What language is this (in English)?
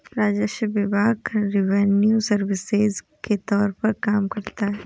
Hindi